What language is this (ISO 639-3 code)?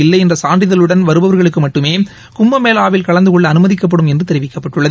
tam